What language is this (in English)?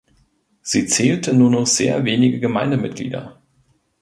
German